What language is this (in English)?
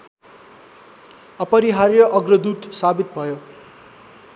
Nepali